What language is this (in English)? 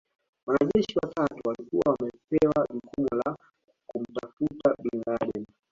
Swahili